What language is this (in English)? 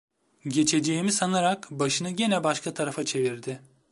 Turkish